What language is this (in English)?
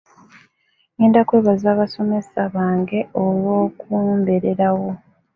Ganda